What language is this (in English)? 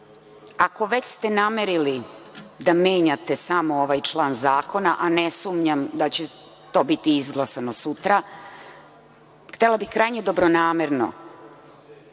Serbian